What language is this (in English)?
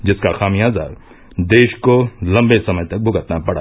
Hindi